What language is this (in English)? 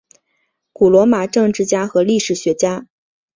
Chinese